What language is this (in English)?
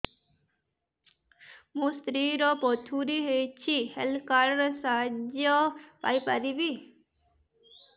Odia